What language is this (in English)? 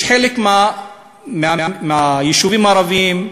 Hebrew